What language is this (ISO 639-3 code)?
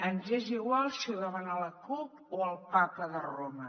cat